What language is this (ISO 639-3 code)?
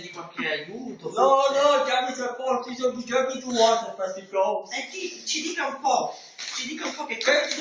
ita